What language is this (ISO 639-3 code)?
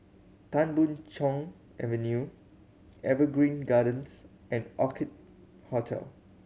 eng